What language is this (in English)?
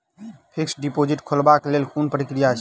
Maithili